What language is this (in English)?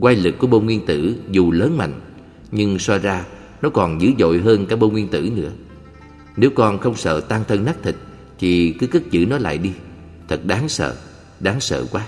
Vietnamese